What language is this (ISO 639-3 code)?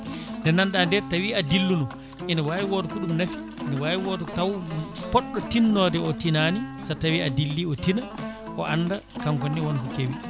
ful